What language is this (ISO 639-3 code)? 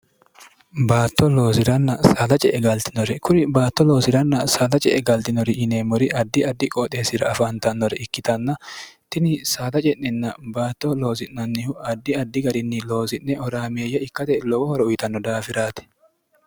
sid